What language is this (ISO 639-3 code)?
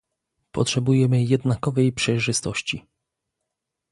pol